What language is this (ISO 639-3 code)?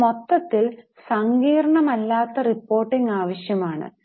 mal